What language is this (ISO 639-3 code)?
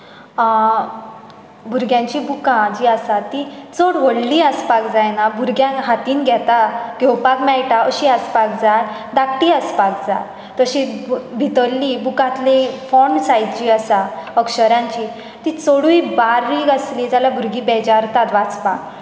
kok